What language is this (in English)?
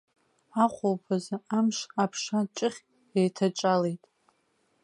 Abkhazian